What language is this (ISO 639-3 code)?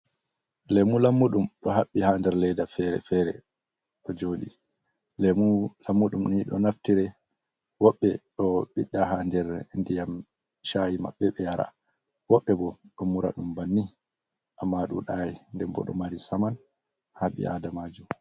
ful